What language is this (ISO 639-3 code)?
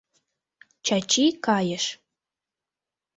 chm